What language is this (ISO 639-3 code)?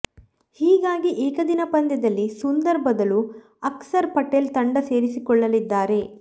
kan